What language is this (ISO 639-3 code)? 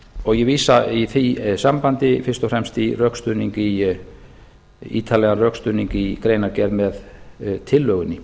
isl